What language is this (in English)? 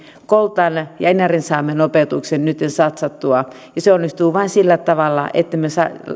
Finnish